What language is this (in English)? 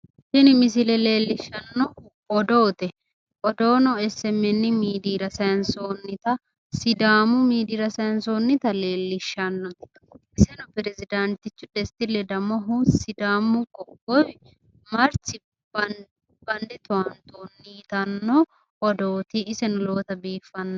Sidamo